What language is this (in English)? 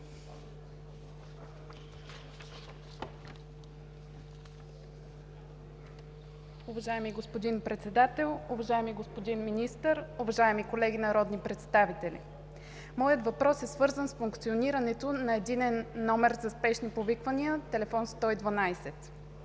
Bulgarian